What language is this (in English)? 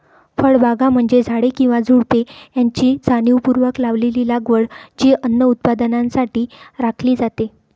Marathi